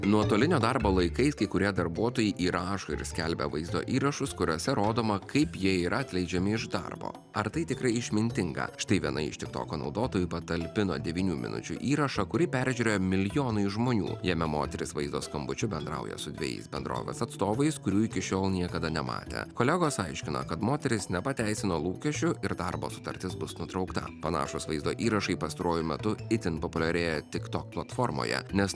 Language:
Lithuanian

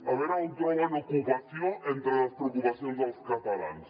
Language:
Catalan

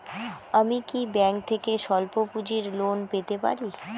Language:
Bangla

